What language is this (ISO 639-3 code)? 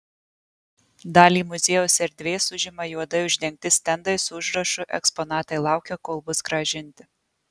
lit